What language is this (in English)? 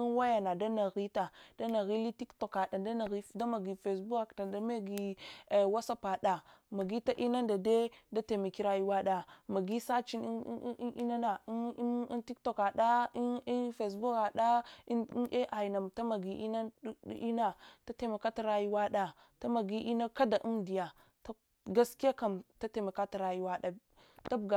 Hwana